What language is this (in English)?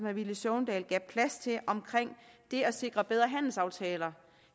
Danish